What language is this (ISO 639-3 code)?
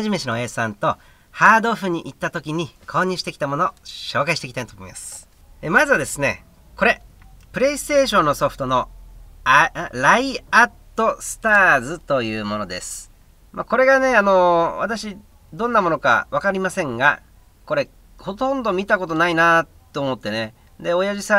jpn